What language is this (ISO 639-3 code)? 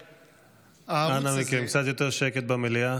heb